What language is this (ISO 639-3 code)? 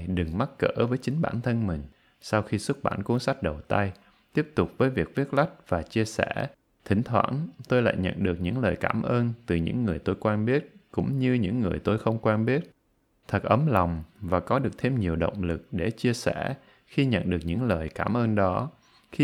vie